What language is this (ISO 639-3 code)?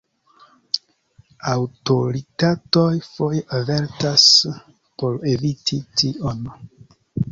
epo